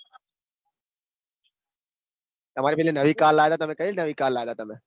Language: Gujarati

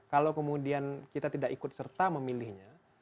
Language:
Indonesian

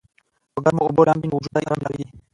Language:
Pashto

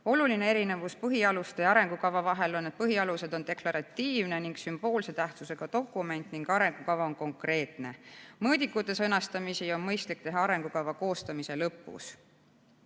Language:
Estonian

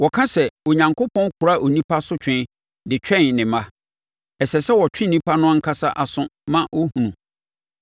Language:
Akan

